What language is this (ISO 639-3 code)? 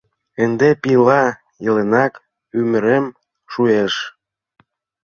chm